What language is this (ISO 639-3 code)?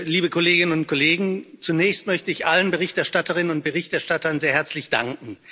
deu